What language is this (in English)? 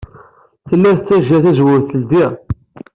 Kabyle